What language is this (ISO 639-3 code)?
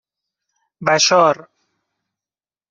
fas